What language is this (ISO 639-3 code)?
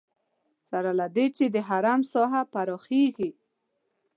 pus